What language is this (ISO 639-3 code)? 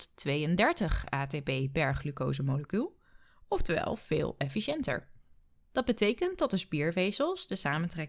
nld